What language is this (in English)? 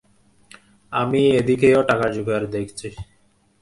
Bangla